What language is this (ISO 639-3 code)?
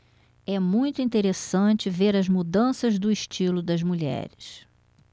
por